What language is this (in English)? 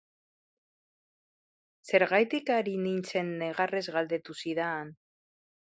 Basque